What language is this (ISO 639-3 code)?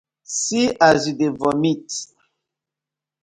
pcm